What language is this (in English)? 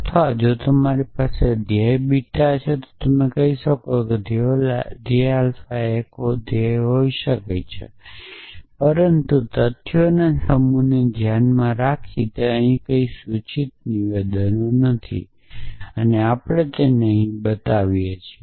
Gujarati